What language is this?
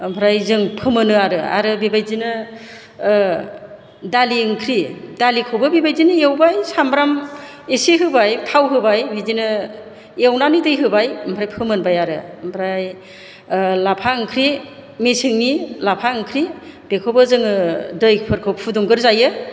Bodo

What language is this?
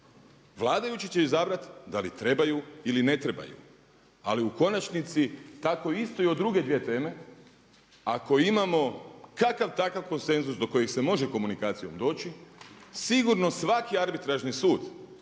Croatian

